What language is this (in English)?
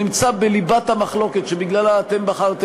Hebrew